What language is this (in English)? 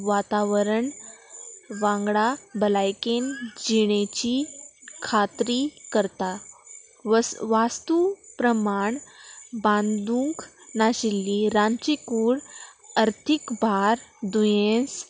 Konkani